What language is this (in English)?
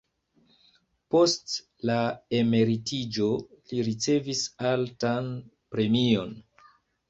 Esperanto